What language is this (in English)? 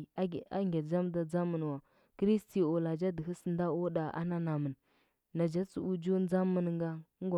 Huba